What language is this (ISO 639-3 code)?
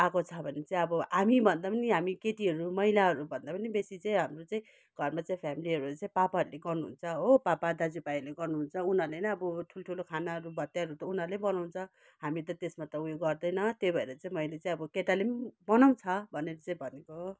nep